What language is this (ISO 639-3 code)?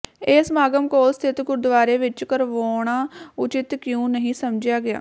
pan